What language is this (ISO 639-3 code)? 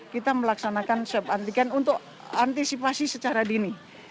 ind